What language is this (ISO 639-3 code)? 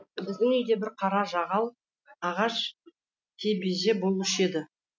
kaz